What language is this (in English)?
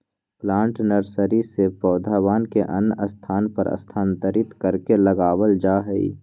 Magahi